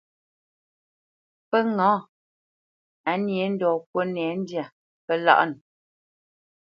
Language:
Bamenyam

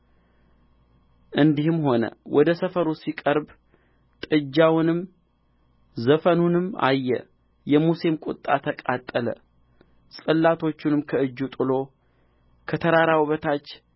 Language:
Amharic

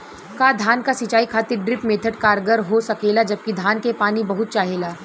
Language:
Bhojpuri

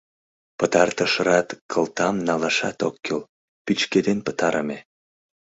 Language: Mari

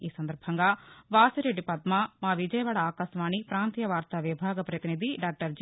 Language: Telugu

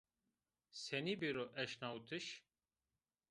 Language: Zaza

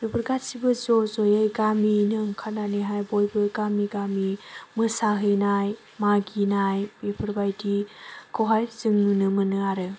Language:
Bodo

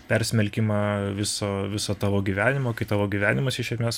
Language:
Lithuanian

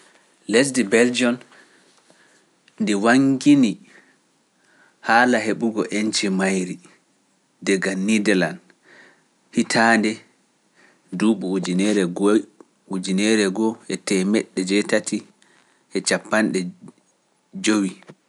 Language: Pular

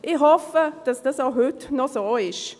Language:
Swiss German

